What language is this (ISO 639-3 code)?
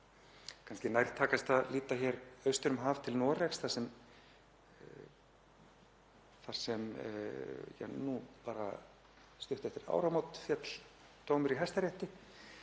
isl